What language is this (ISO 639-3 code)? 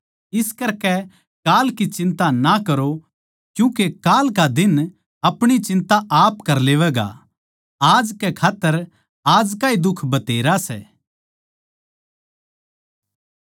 bgc